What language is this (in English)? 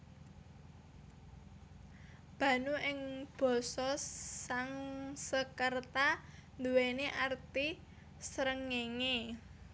Javanese